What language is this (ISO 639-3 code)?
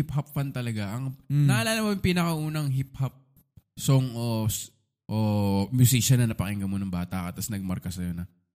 fil